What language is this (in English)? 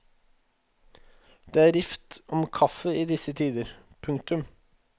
Norwegian